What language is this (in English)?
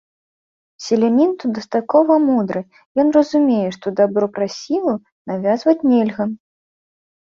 Belarusian